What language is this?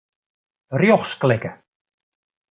Western Frisian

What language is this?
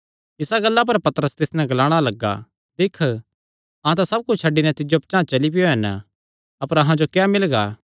Kangri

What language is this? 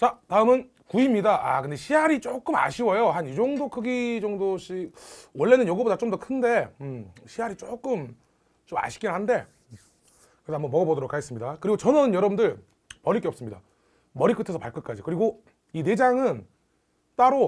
Korean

